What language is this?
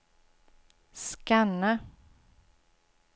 Swedish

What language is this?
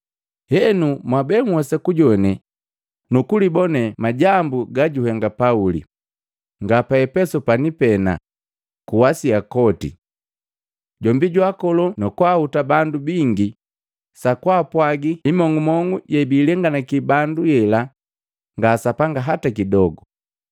Matengo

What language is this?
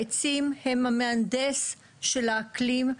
Hebrew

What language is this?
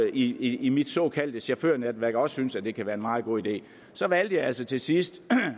Danish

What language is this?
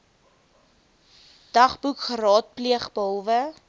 Afrikaans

